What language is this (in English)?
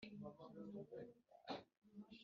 Kinyarwanda